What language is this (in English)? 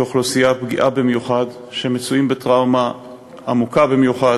Hebrew